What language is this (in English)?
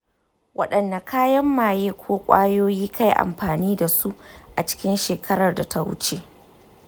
Hausa